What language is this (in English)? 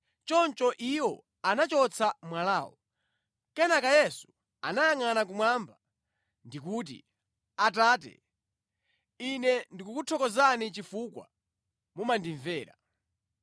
Nyanja